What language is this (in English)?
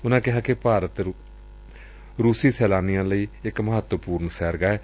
Punjabi